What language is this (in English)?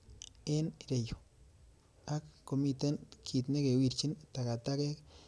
Kalenjin